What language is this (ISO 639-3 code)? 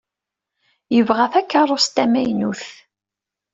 kab